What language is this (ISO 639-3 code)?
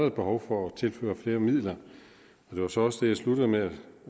dan